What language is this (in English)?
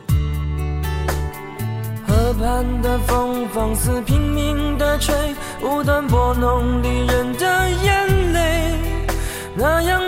Chinese